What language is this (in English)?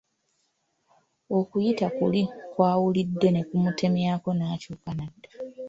Ganda